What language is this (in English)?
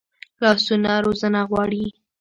Pashto